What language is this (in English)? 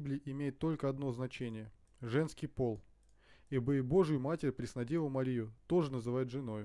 Russian